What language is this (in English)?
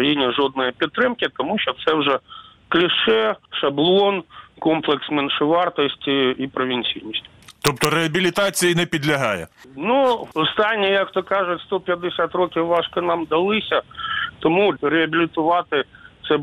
Ukrainian